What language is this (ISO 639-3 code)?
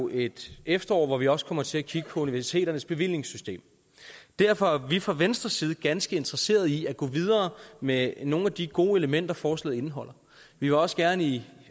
dan